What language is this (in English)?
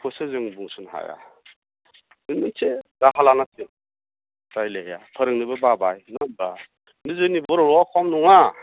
Bodo